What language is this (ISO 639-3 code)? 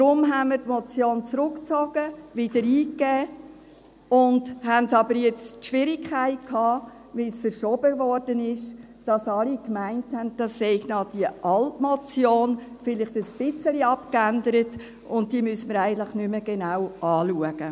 gsw